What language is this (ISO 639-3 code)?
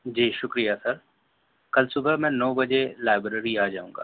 urd